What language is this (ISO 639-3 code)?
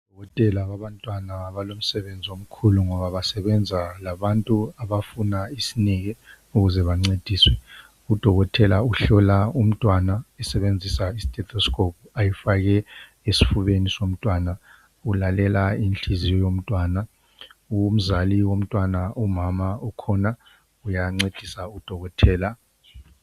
nde